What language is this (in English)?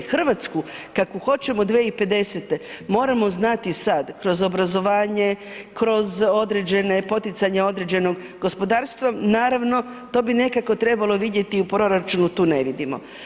Croatian